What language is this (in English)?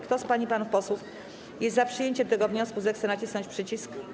Polish